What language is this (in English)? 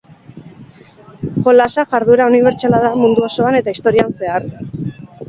Basque